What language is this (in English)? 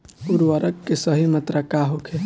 Bhojpuri